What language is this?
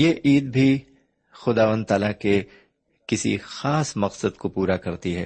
Urdu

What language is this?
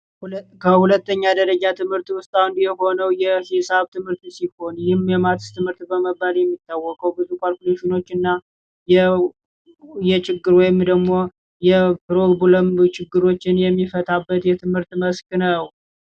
Amharic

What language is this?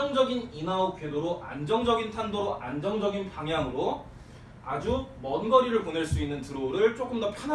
Korean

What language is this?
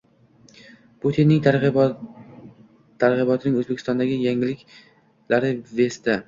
Uzbek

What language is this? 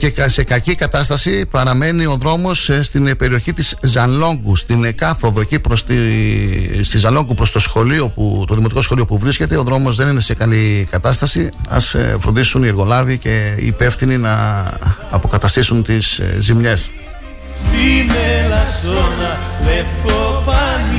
Greek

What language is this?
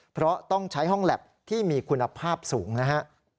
Thai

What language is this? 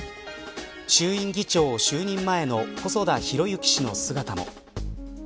Japanese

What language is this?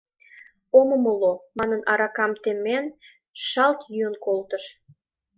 Mari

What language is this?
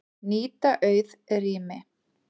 Icelandic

